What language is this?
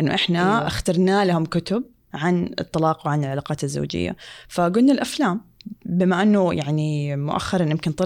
Arabic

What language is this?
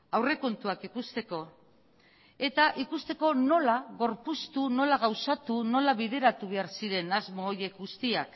Basque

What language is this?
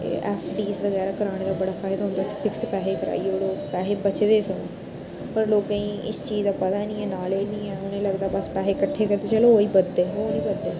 Dogri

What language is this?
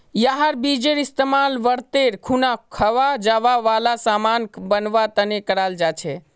Magahi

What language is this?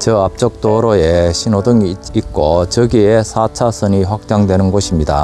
Korean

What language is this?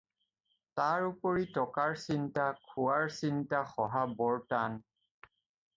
Assamese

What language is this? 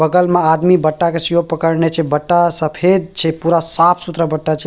Maithili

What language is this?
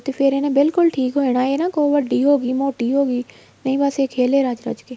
Punjabi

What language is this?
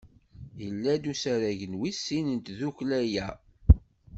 Kabyle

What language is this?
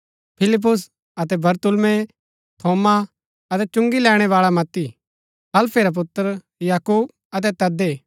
Gaddi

